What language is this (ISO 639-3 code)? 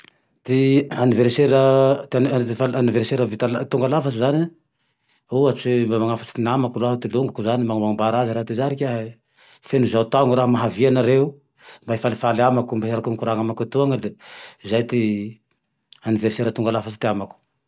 tdx